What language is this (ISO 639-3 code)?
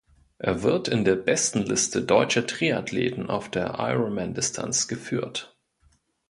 deu